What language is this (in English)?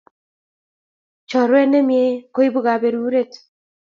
Kalenjin